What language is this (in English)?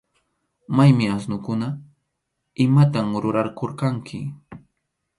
Arequipa-La Unión Quechua